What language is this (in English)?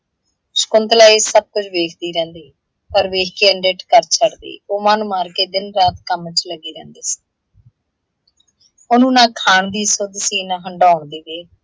Punjabi